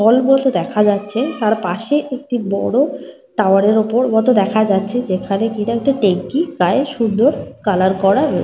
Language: Bangla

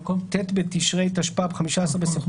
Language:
Hebrew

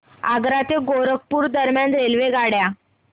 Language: Marathi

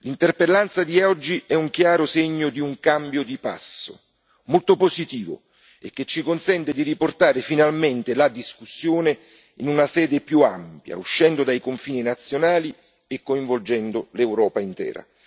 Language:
Italian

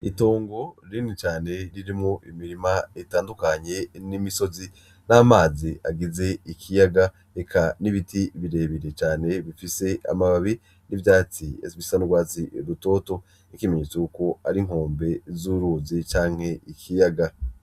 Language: Rundi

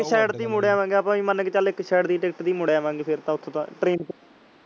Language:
Punjabi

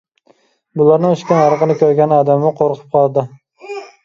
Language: Uyghur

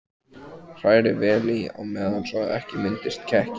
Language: Icelandic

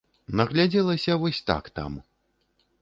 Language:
Belarusian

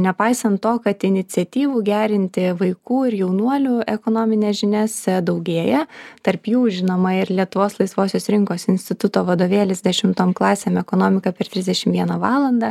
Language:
Lithuanian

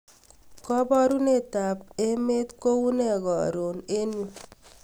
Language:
Kalenjin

